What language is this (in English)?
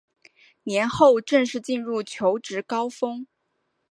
Chinese